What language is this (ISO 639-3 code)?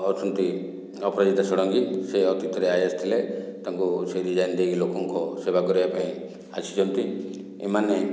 ori